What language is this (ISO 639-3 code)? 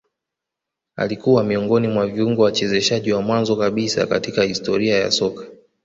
swa